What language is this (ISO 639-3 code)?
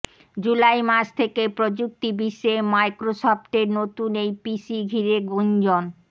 ben